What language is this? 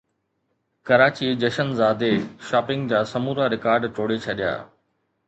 Sindhi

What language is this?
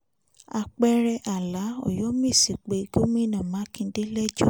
Yoruba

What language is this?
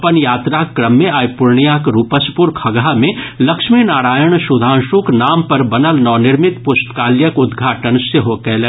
Maithili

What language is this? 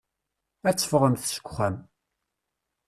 Kabyle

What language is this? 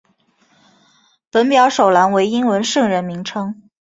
Chinese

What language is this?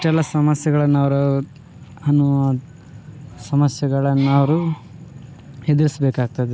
Kannada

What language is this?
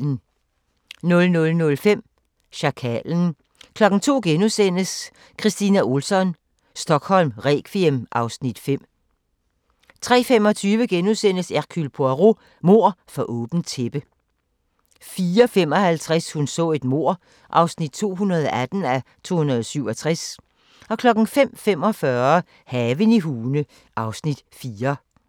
Danish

